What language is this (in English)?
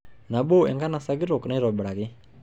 Masai